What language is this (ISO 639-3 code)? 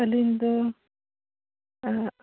sat